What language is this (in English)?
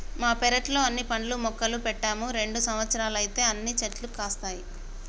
Telugu